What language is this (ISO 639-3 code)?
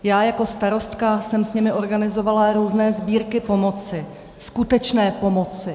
ces